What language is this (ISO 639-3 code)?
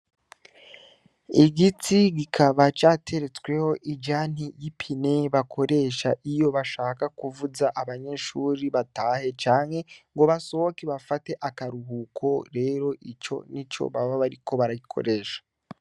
run